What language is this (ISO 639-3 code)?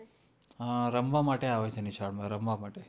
guj